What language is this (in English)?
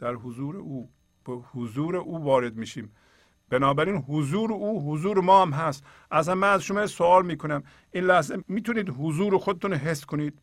Persian